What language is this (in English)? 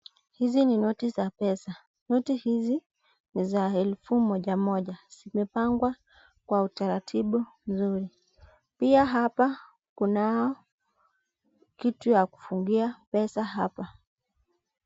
Swahili